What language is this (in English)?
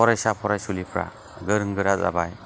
Bodo